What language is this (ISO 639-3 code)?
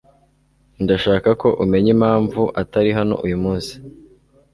kin